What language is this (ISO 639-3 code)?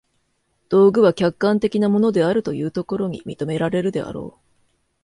jpn